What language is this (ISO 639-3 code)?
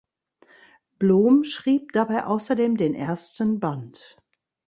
deu